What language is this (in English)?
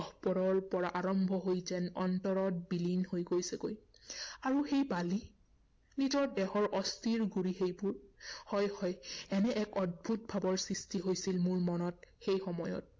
Assamese